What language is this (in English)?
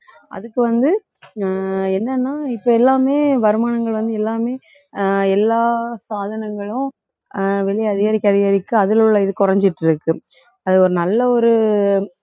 Tamil